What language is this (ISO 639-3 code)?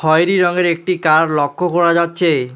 ben